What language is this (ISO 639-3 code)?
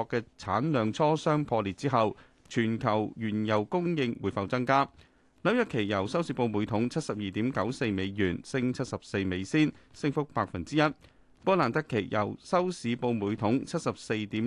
zho